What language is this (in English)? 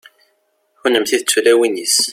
Kabyle